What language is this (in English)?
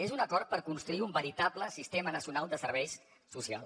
Catalan